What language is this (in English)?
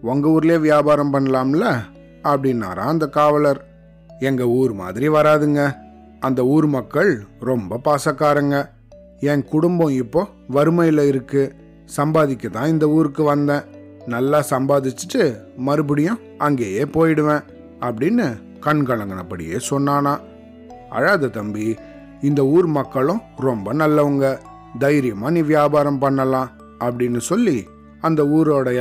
Tamil